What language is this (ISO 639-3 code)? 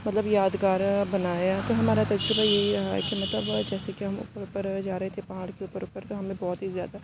urd